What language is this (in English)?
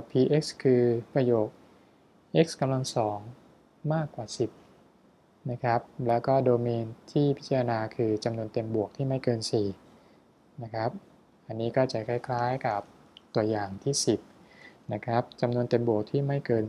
Thai